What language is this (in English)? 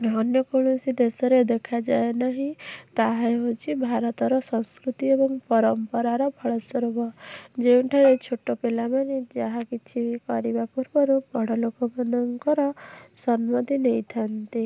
Odia